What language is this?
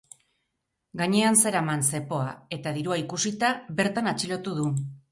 Basque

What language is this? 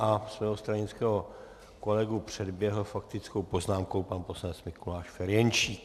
Czech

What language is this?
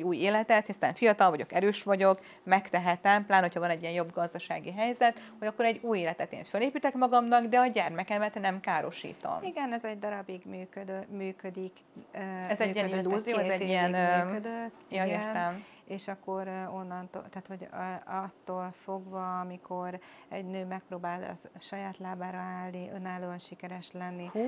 Hungarian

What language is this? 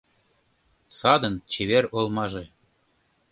Mari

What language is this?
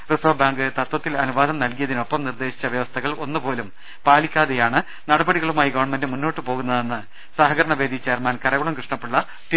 Malayalam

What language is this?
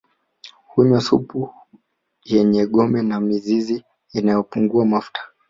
Swahili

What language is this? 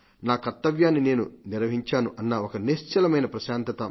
Telugu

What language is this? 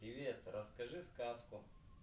Russian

